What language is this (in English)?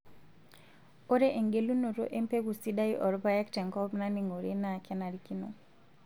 Masai